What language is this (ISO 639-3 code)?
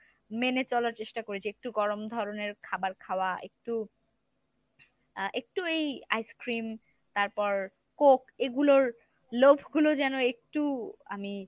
ben